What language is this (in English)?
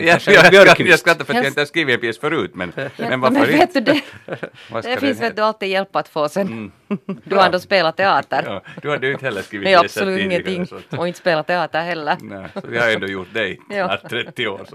Swedish